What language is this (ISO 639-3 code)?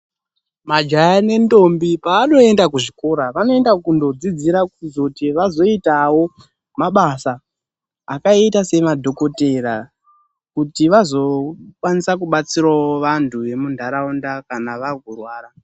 ndc